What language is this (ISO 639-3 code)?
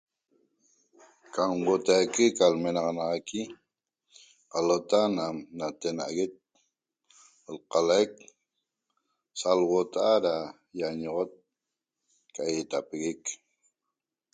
tob